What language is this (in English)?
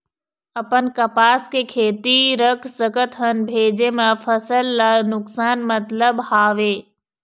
Chhattisgarhi